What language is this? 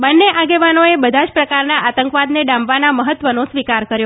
Gujarati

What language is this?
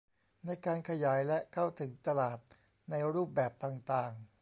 Thai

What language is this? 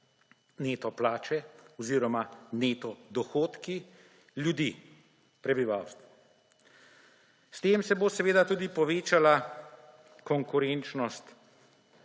Slovenian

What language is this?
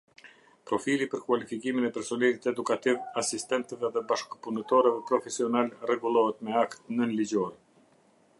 Albanian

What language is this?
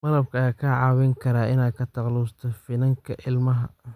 Somali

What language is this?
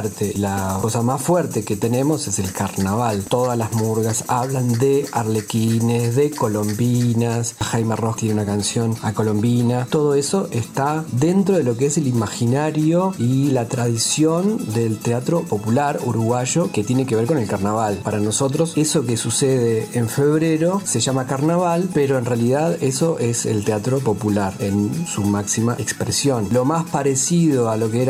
Spanish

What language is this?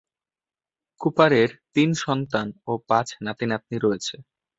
Bangla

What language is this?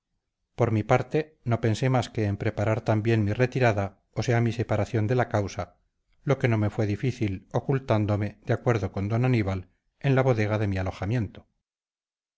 Spanish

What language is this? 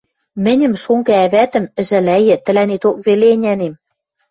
Western Mari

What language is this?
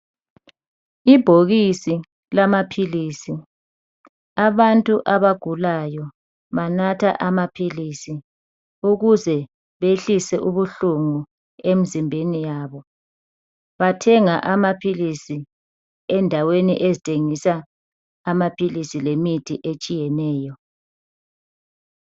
North Ndebele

